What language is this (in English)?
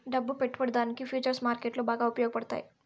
Telugu